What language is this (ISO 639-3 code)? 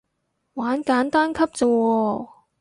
yue